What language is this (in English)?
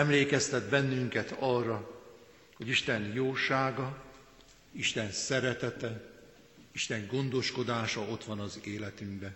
Hungarian